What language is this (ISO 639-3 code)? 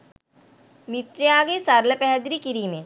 sin